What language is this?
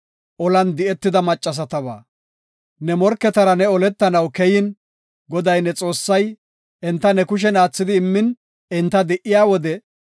Gofa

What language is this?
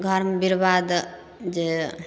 Maithili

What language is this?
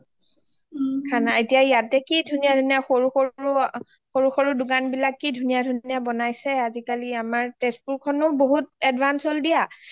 Assamese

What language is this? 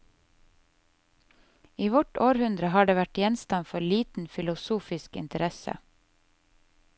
Norwegian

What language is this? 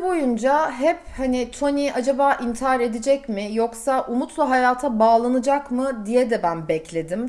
Turkish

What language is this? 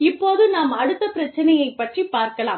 Tamil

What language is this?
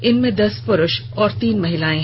Hindi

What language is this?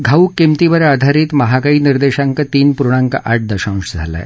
Marathi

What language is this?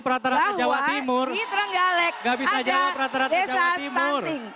Indonesian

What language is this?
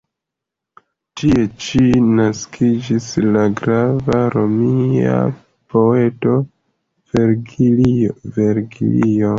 Esperanto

